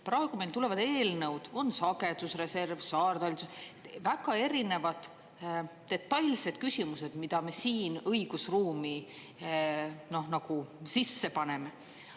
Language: Estonian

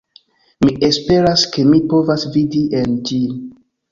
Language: Esperanto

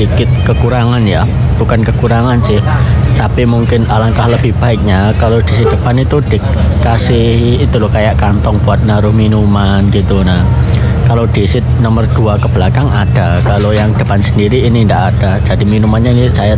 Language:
Indonesian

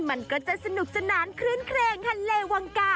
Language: Thai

